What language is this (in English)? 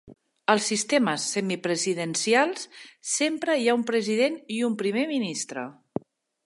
Catalan